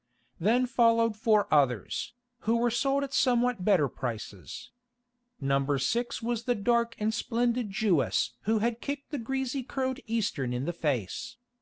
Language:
English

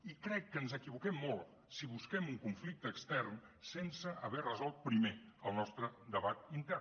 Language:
Catalan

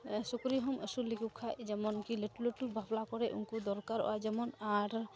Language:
Santali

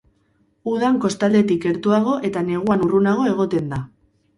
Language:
Basque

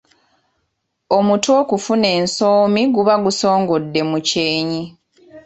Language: Ganda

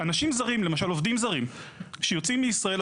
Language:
Hebrew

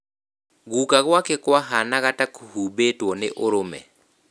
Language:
Kikuyu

